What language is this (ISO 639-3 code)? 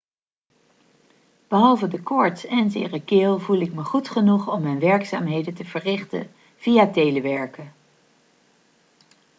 nld